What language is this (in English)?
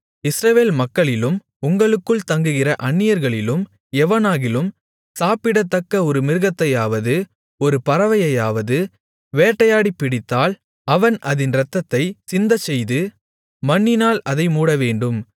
Tamil